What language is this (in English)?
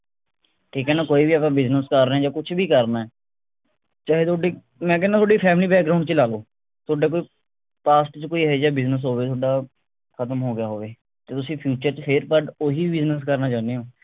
Punjabi